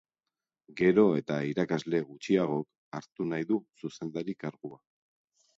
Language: Basque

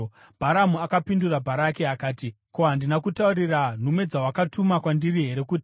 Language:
Shona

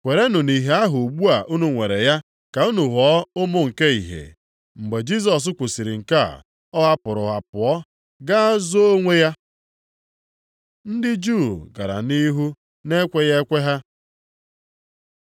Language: Igbo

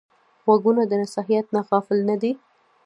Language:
Pashto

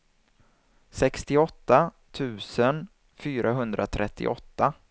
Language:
Swedish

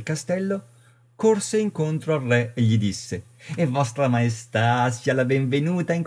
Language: Italian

